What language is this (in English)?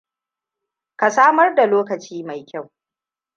Hausa